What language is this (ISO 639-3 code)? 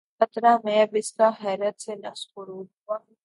urd